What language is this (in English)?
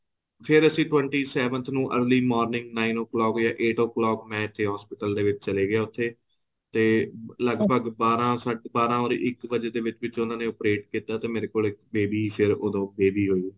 Punjabi